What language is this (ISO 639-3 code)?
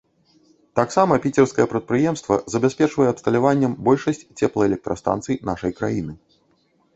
bel